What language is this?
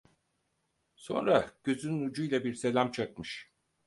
Turkish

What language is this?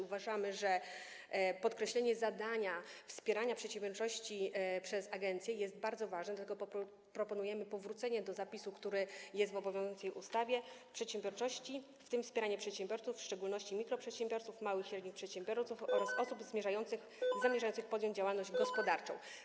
Polish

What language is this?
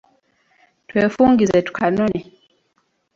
Ganda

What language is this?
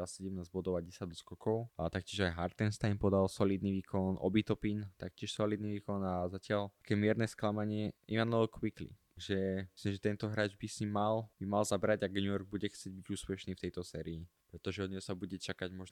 Slovak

